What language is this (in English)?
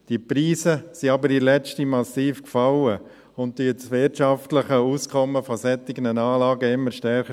Swiss German